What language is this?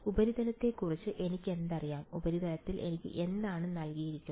Malayalam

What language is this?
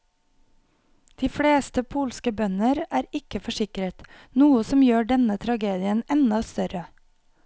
Norwegian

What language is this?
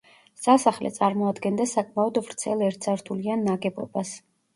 Georgian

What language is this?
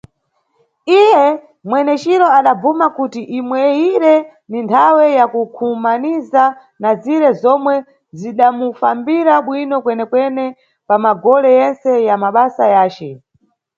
Nyungwe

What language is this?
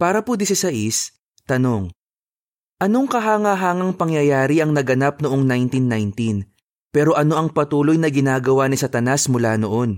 Filipino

